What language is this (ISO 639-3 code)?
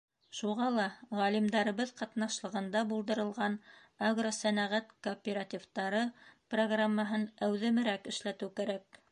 bak